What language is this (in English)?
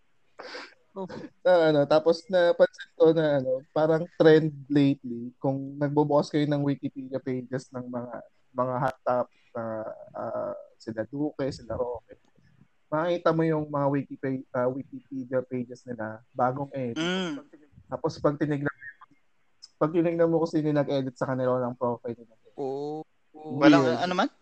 Filipino